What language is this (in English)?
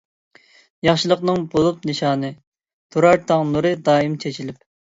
Uyghur